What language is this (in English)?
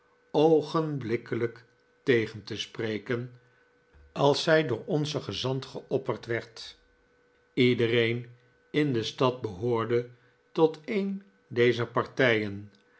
Dutch